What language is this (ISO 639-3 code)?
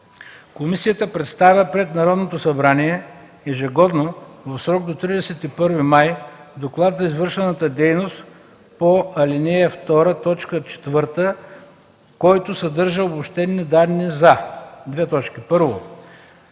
bul